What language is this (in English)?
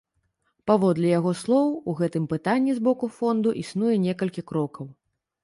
Belarusian